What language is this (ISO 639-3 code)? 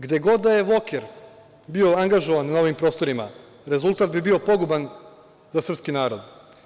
srp